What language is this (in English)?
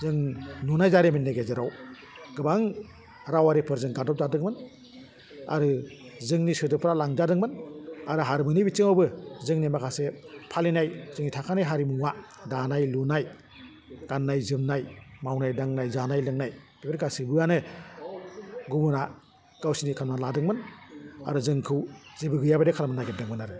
Bodo